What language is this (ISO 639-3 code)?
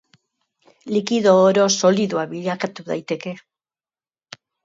eus